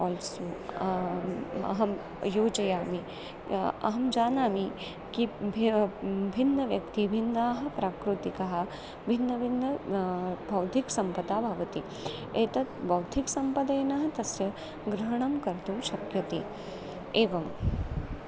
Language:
Sanskrit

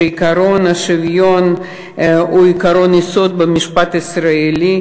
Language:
Hebrew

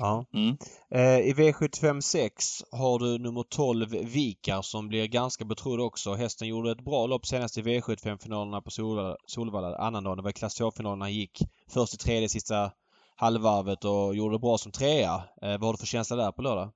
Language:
Swedish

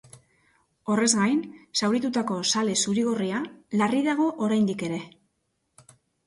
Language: Basque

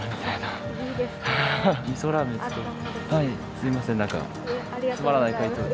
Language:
Japanese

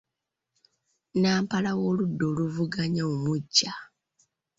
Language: Ganda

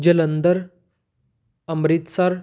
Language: Punjabi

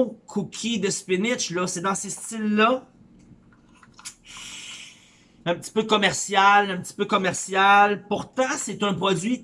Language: French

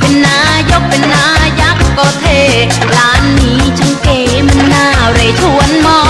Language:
Thai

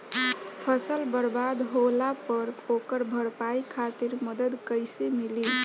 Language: Bhojpuri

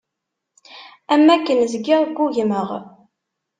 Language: Kabyle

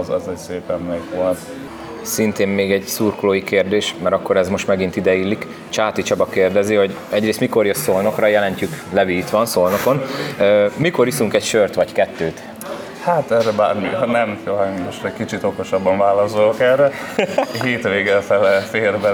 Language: Hungarian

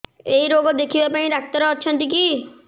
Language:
Odia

